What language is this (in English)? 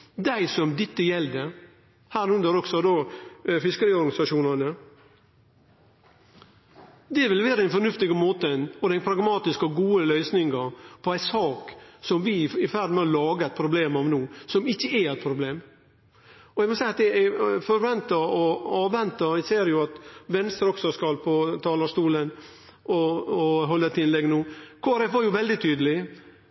Norwegian Nynorsk